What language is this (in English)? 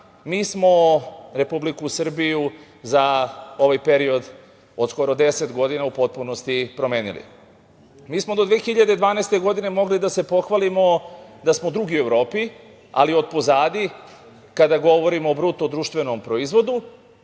Serbian